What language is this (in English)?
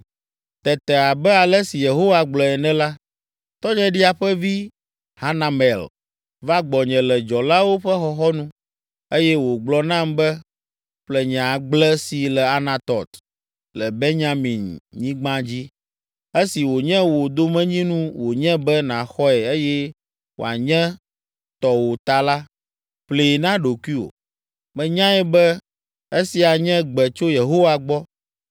Ewe